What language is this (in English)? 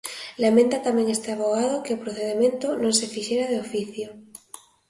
Galician